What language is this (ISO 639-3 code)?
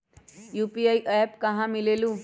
mag